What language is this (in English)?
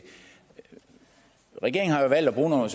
Danish